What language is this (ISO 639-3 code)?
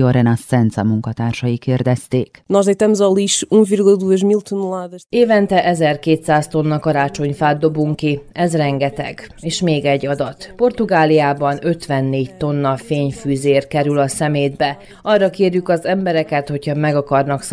hun